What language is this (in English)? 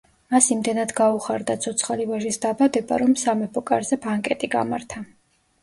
Georgian